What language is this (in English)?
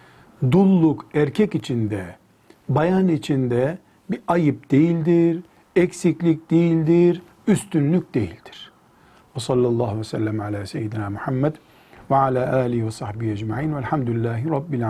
Turkish